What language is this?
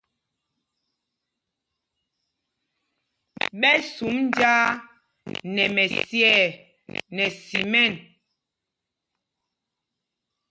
Mpumpong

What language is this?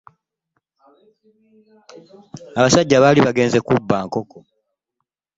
Ganda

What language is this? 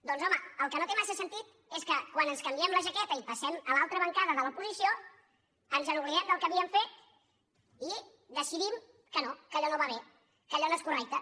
Catalan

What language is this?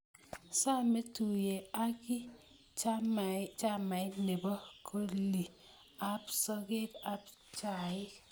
Kalenjin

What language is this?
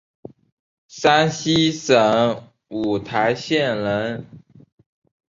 Chinese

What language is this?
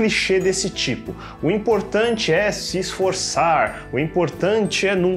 Portuguese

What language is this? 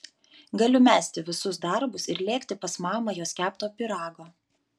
Lithuanian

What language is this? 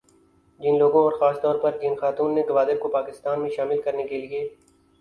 Urdu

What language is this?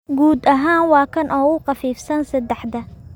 Somali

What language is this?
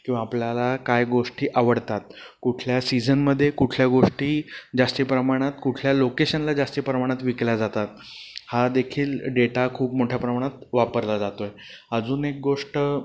Marathi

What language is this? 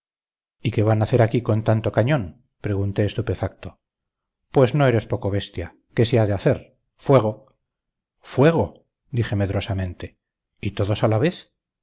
Spanish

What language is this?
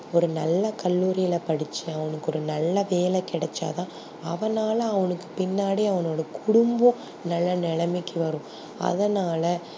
Tamil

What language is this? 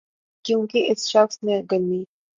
Urdu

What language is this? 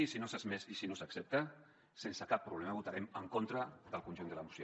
Catalan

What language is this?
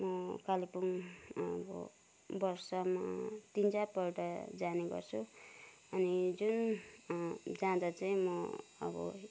Nepali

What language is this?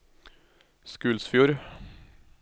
Norwegian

